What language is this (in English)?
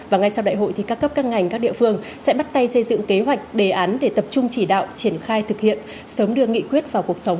Vietnamese